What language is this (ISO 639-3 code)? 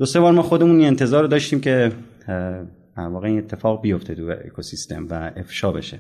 fas